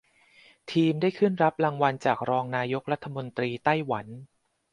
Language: Thai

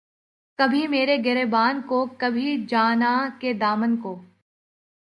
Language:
Urdu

